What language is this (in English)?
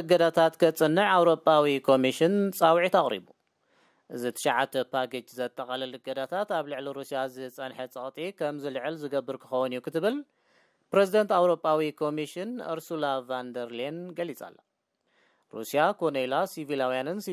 Arabic